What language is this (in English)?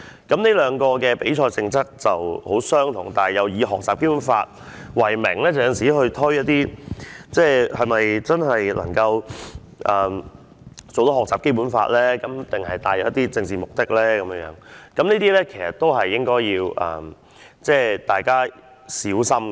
Cantonese